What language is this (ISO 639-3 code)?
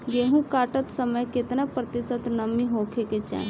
bho